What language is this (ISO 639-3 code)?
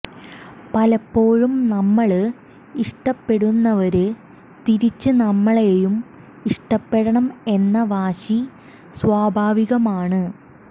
mal